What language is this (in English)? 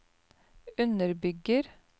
Norwegian